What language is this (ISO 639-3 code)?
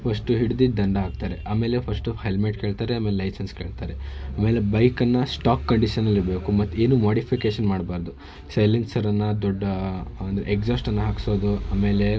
kan